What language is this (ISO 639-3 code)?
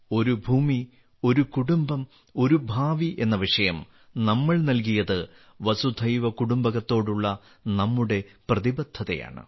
mal